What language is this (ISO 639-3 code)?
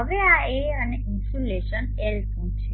guj